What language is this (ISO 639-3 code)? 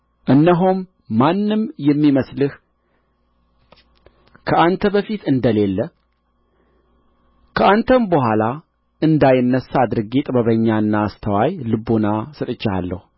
amh